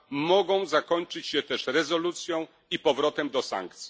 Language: Polish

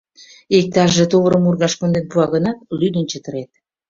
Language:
Mari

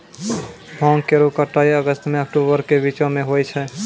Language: Maithili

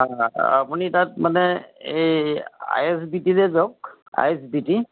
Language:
Assamese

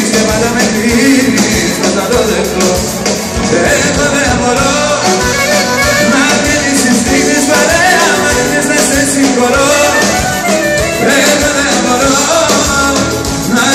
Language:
Greek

